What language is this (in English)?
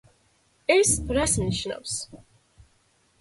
Georgian